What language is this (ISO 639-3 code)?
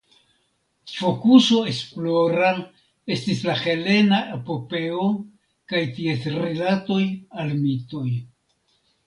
epo